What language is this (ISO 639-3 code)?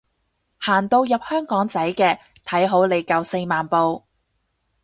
yue